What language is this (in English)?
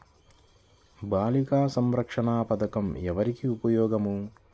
Telugu